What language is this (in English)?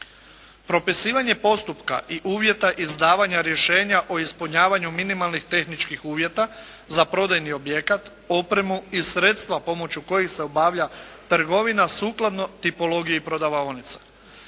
Croatian